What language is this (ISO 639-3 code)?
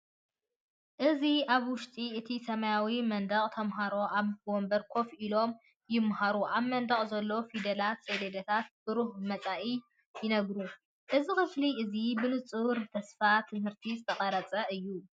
tir